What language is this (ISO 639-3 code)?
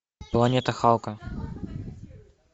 rus